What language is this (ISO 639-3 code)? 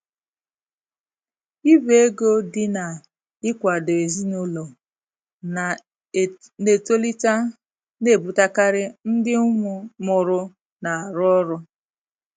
ibo